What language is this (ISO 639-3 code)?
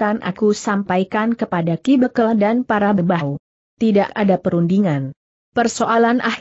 ind